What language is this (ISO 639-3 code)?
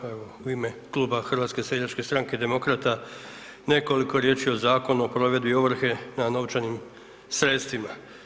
hrv